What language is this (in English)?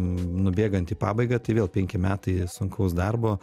Lithuanian